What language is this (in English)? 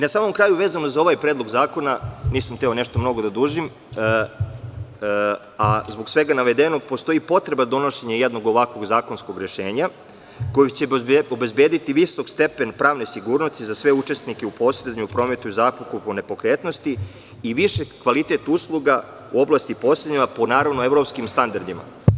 Serbian